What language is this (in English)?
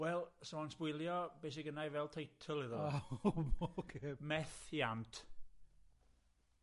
Welsh